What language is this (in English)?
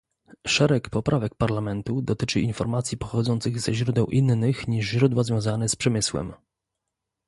Polish